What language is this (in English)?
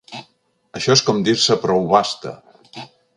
Catalan